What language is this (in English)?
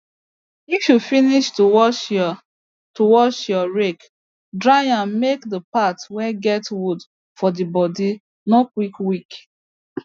Nigerian Pidgin